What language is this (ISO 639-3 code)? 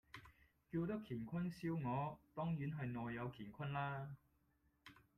yue